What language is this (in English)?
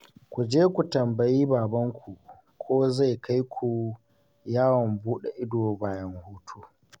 Hausa